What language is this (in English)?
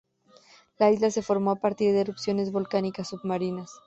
Spanish